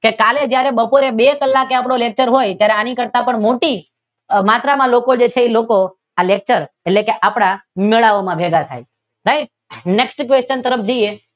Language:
Gujarati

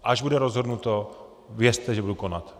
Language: Czech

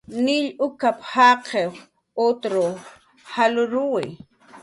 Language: Jaqaru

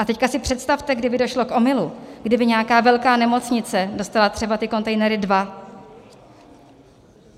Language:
Czech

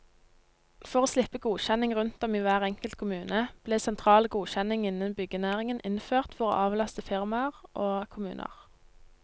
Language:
Norwegian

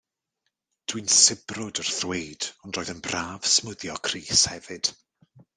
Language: Welsh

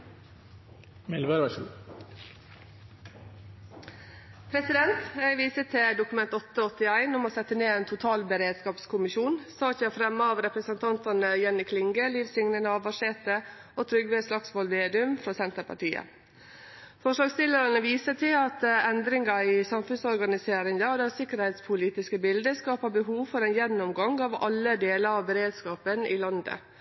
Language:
Norwegian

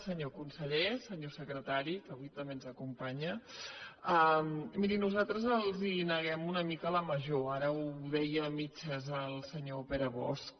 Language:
Catalan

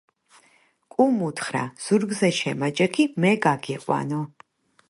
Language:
Georgian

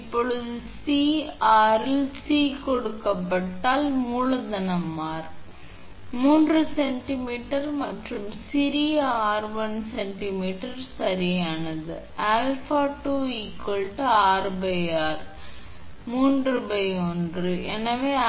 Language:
Tamil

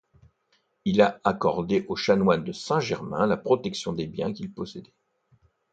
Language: French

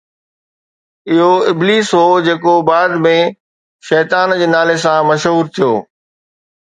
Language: Sindhi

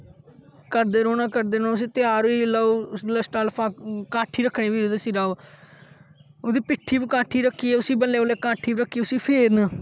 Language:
Dogri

